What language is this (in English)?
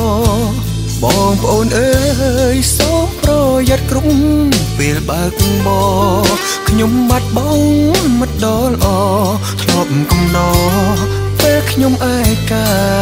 Thai